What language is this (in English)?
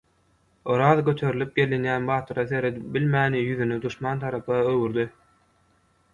Turkmen